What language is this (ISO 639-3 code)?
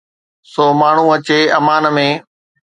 snd